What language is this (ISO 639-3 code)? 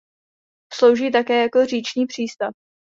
ces